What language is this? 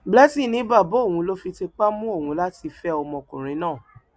Yoruba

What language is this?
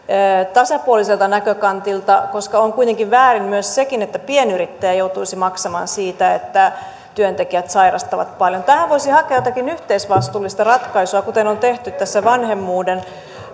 Finnish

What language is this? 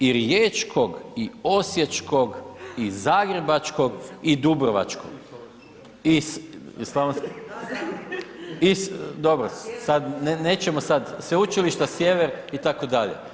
Croatian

